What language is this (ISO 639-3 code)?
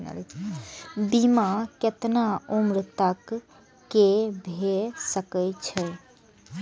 mai